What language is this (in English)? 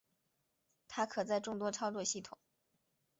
Chinese